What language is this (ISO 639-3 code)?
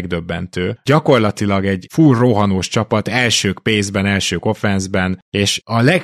hun